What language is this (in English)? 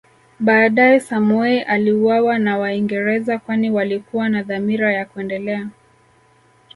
Swahili